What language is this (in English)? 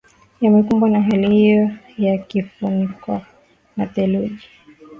Swahili